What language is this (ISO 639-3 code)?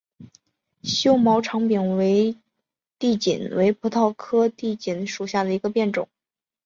zho